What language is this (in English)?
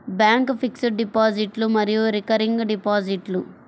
Telugu